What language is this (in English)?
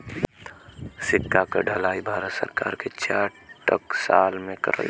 Bhojpuri